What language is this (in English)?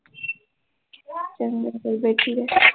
Punjabi